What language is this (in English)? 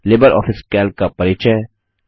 Hindi